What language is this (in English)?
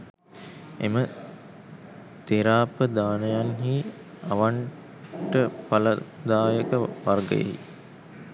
Sinhala